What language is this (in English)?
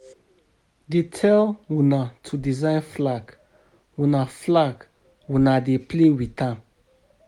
Nigerian Pidgin